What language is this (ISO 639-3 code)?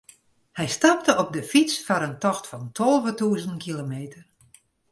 fry